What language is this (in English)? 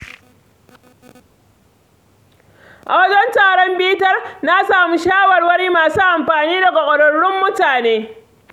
Hausa